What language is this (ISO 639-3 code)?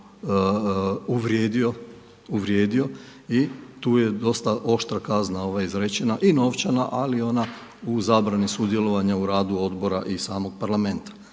hrv